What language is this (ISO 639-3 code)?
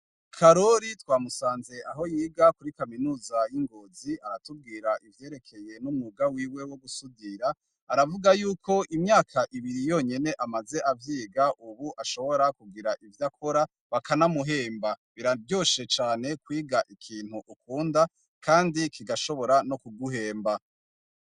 run